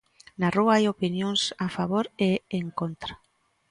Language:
Galician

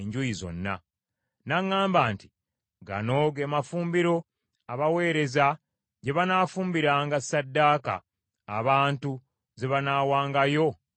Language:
Ganda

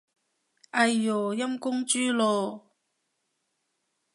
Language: Cantonese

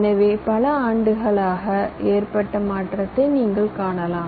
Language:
Tamil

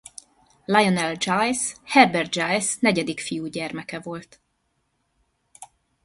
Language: Hungarian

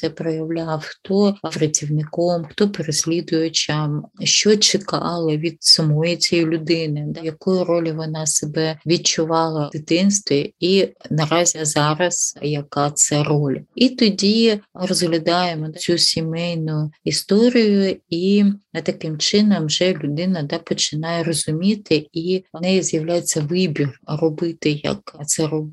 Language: Ukrainian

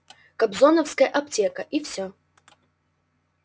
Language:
Russian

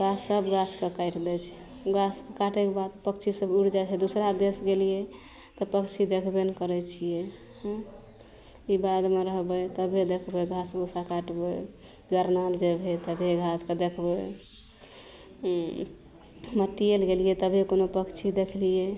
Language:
Maithili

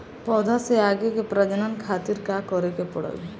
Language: Bhojpuri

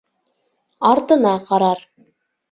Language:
Bashkir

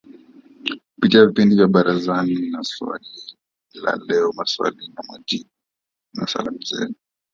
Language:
Swahili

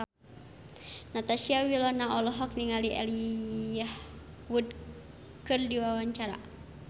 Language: Sundanese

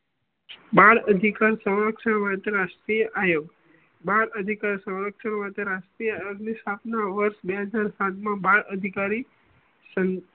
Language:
Gujarati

